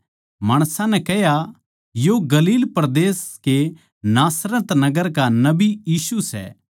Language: Haryanvi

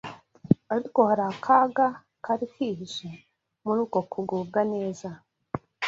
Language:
Kinyarwanda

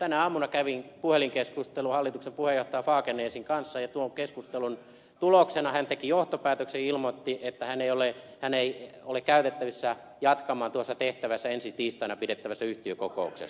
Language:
Finnish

